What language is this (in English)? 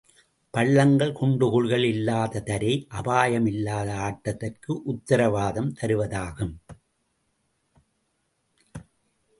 Tamil